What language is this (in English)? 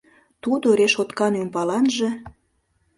Mari